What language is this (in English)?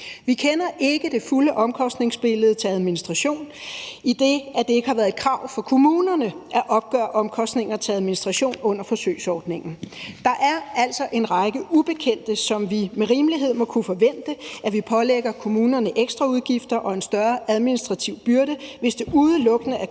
Danish